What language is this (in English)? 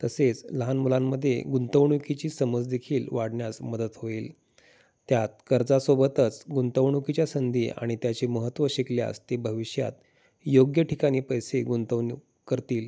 Marathi